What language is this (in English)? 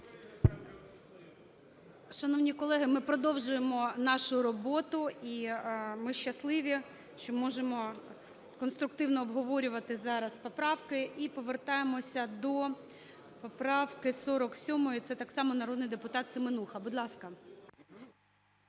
Ukrainian